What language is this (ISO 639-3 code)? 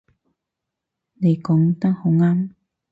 yue